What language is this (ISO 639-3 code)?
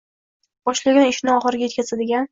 uzb